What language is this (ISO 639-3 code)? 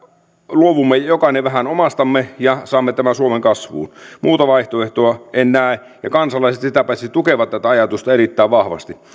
fin